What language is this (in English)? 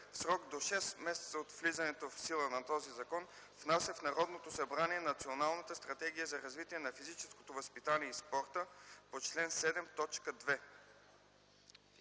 Bulgarian